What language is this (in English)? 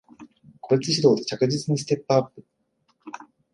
Japanese